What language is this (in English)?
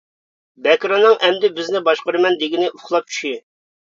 Uyghur